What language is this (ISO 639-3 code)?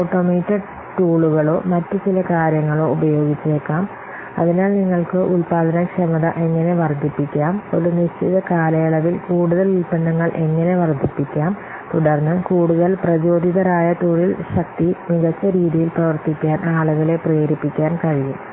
mal